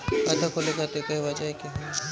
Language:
Bhojpuri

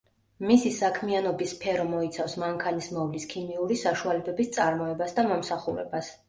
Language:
Georgian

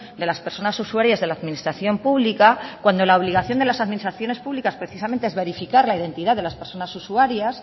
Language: Spanish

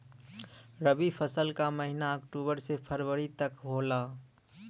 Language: Bhojpuri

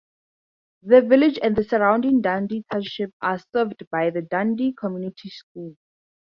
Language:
English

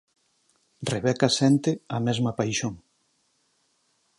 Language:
Galician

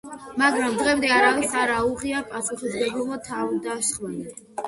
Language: Georgian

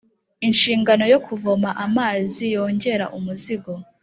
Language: Kinyarwanda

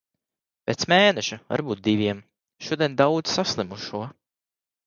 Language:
Latvian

